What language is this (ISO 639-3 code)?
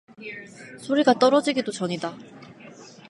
kor